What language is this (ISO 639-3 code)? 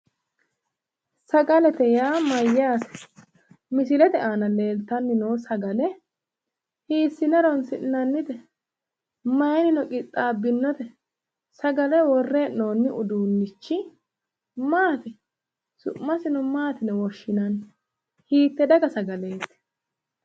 sid